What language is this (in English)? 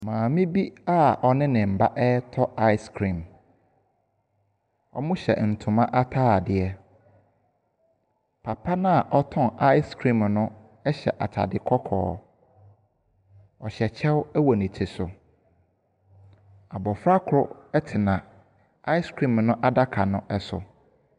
Akan